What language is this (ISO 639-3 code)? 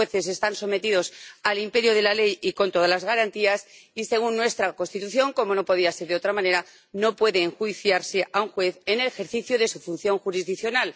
spa